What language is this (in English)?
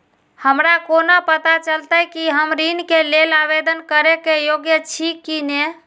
Maithili